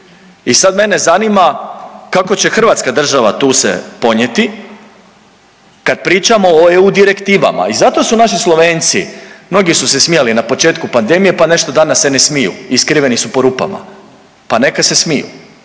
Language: Croatian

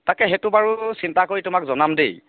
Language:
Assamese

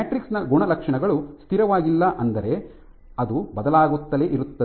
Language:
Kannada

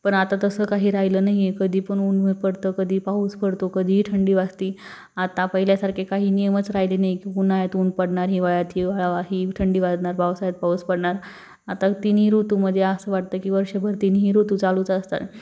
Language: Marathi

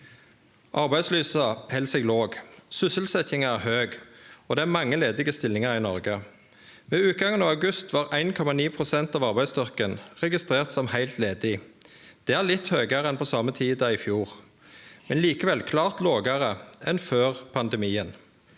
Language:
Norwegian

